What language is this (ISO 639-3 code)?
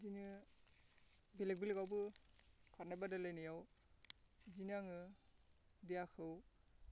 brx